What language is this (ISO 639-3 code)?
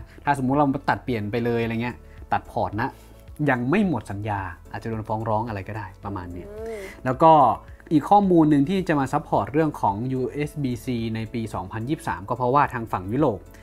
tha